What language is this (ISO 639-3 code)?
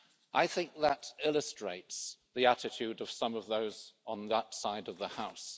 eng